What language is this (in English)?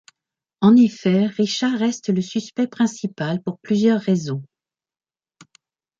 French